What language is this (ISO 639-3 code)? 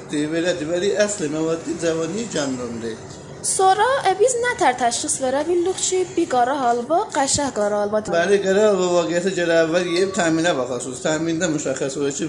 fas